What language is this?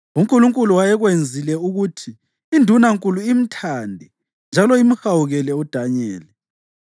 North Ndebele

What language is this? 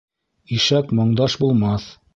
Bashkir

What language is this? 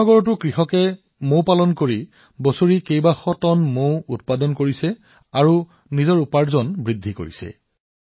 Assamese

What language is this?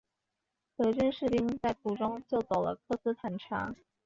Chinese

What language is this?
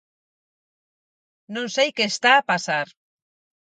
Galician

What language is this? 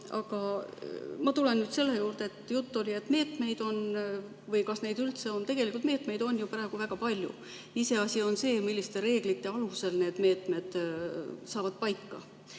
Estonian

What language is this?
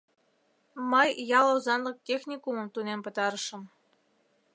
Mari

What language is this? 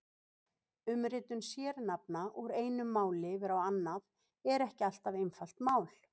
Icelandic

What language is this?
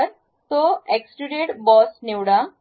Marathi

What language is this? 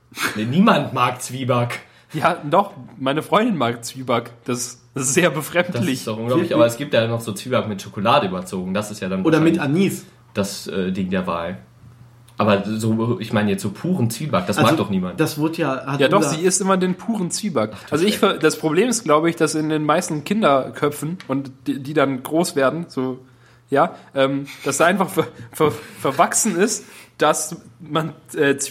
German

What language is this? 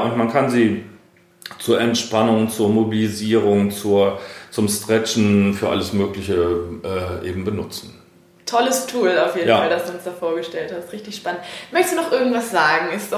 German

